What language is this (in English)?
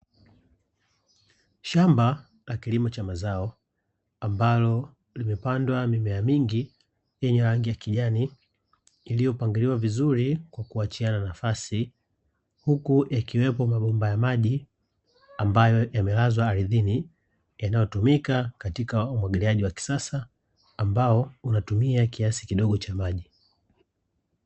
Swahili